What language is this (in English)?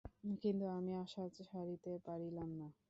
Bangla